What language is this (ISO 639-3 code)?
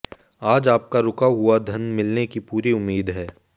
hin